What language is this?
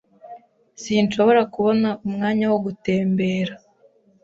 Kinyarwanda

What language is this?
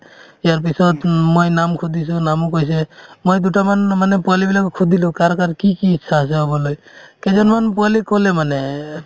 Assamese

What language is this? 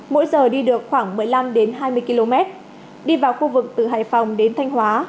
Vietnamese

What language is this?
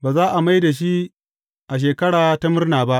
Hausa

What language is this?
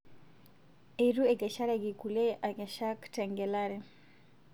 Masai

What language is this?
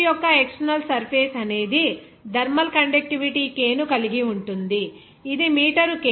Telugu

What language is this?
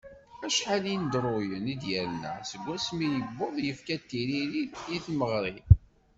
Kabyle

